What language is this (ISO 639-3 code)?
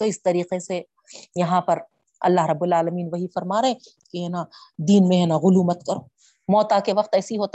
urd